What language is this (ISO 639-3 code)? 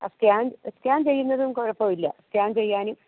mal